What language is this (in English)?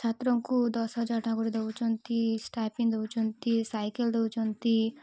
Odia